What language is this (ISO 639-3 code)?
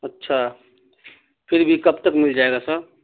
urd